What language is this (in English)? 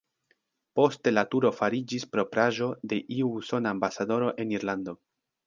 Esperanto